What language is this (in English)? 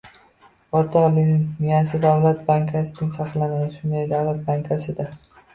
Uzbek